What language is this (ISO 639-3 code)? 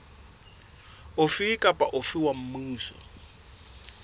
sot